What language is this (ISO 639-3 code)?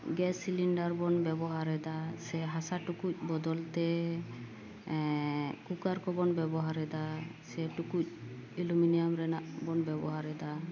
sat